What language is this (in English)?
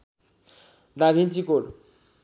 Nepali